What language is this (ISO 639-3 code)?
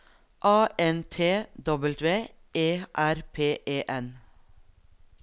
nor